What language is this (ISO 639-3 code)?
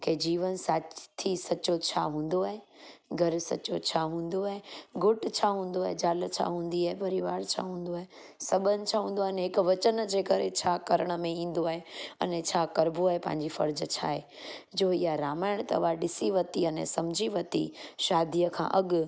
snd